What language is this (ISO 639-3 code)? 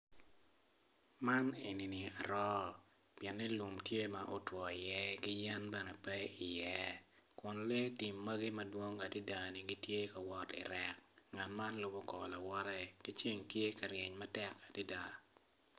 ach